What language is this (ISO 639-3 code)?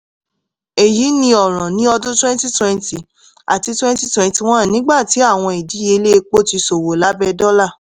yor